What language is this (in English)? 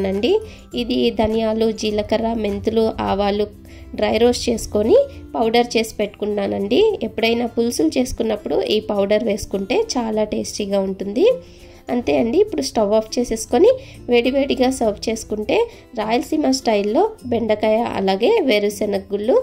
Telugu